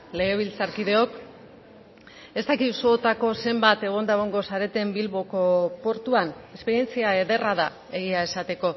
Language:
Basque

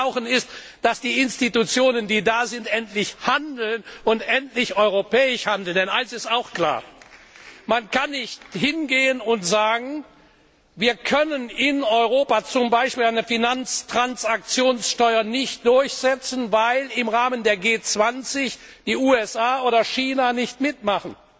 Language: German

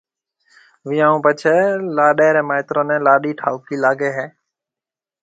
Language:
Marwari (Pakistan)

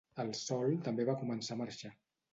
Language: Catalan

